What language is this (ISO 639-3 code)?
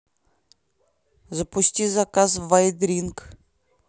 rus